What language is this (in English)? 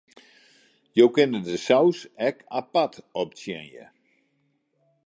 Western Frisian